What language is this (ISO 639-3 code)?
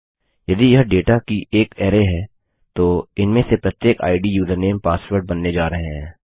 hin